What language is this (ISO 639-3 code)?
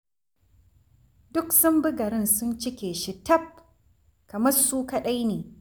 hau